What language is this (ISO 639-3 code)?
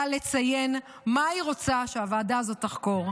heb